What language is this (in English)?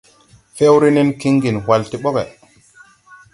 Tupuri